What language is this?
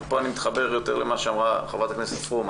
Hebrew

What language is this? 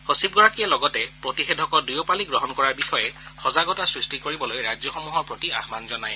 Assamese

